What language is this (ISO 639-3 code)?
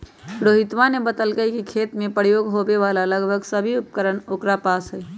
mag